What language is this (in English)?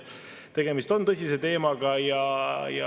Estonian